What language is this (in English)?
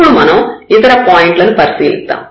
Telugu